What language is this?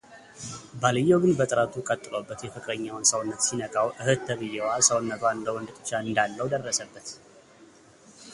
Amharic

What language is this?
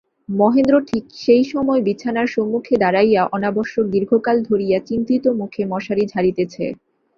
Bangla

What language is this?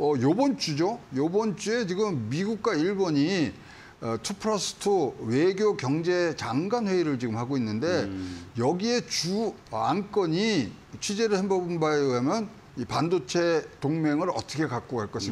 Korean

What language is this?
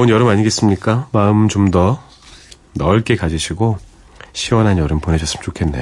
Korean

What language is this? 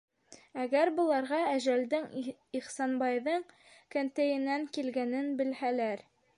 Bashkir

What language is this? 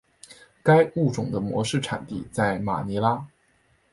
Chinese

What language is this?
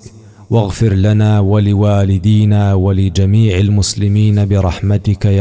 Arabic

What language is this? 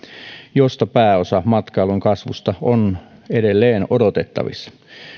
Finnish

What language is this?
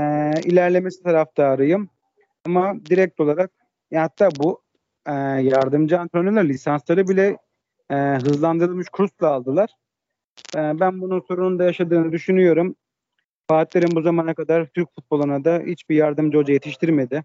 Turkish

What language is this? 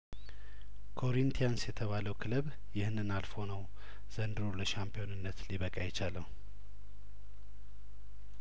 Amharic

